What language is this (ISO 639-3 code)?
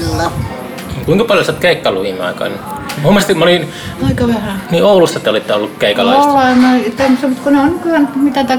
fin